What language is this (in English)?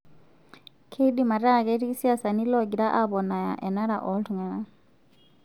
Masai